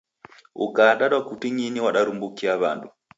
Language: Taita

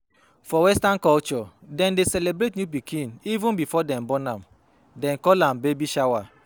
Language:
Nigerian Pidgin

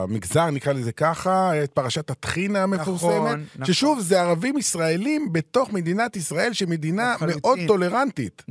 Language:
Hebrew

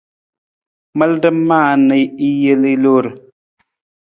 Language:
Nawdm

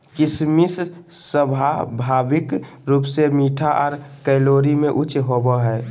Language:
Magahi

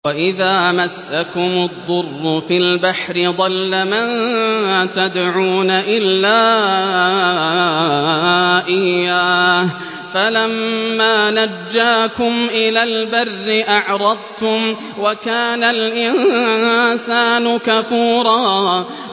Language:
Arabic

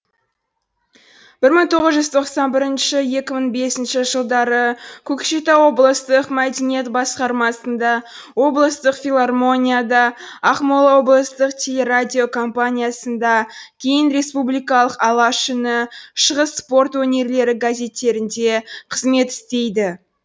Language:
Kazakh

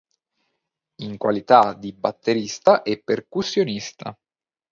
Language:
Italian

